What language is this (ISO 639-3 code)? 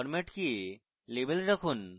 ben